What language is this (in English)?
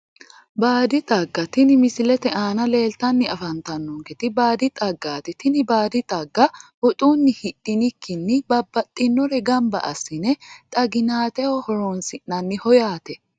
Sidamo